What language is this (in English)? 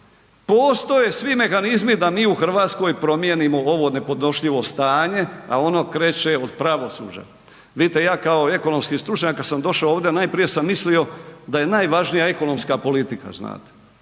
Croatian